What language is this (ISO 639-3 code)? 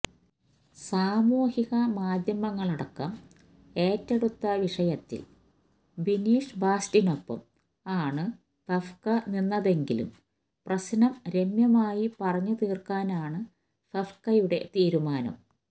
mal